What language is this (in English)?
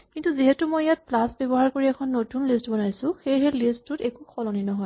Assamese